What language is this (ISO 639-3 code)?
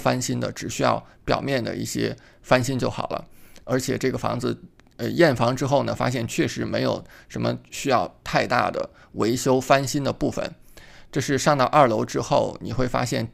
zho